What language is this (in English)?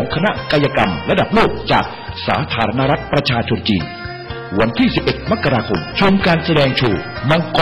Thai